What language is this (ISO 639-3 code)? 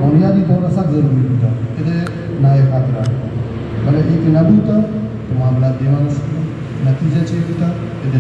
hin